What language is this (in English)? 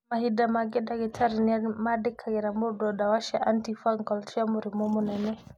Kikuyu